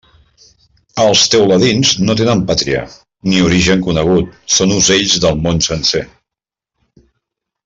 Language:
Catalan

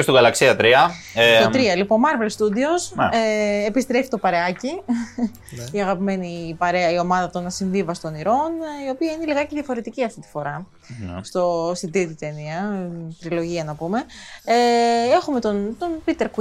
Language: Greek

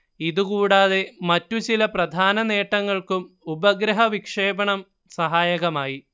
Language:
Malayalam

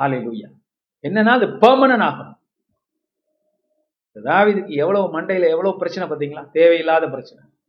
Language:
Tamil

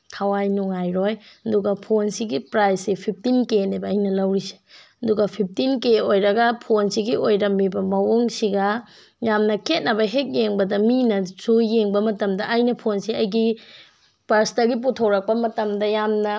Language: Manipuri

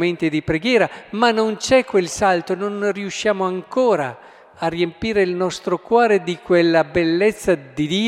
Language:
Italian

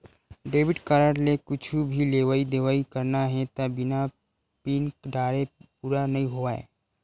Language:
Chhattisgarhi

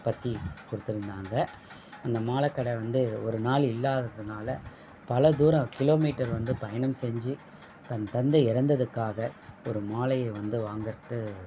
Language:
Tamil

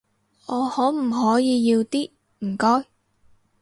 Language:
Cantonese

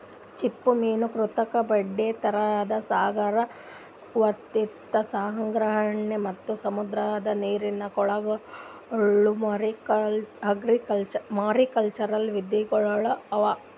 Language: Kannada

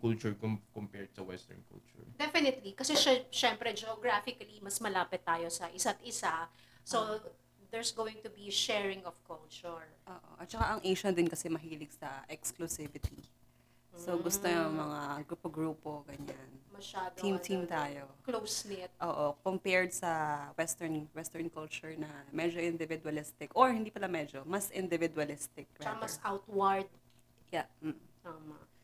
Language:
Filipino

